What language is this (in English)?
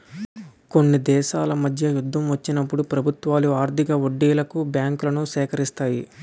Telugu